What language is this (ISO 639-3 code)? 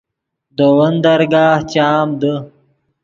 ydg